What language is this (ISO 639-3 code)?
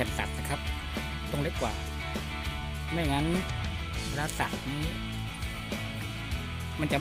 tha